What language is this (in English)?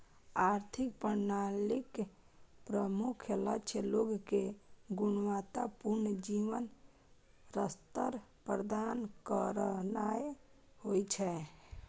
Maithili